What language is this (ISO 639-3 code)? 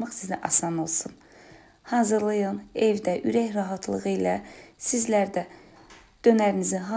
tur